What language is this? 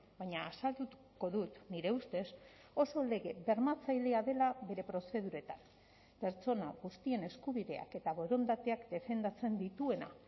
Basque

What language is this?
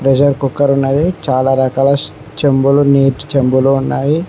Telugu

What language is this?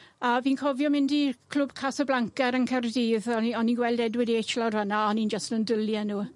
Welsh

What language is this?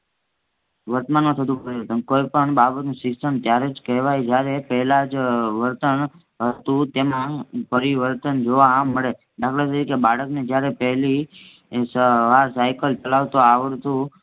Gujarati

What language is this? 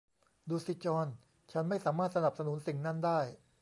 Thai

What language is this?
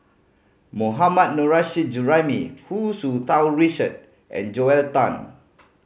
English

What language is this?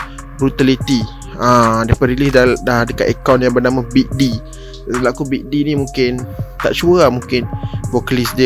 Malay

